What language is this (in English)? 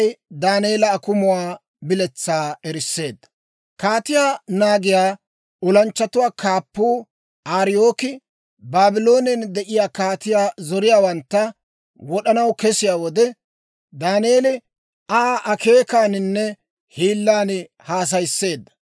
Dawro